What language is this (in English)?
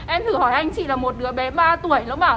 Vietnamese